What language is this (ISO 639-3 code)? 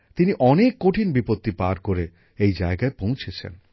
ben